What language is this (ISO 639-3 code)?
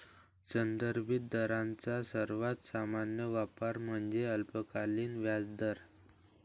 mar